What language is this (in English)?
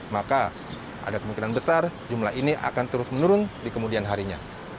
Indonesian